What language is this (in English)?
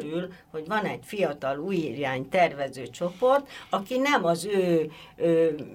Hungarian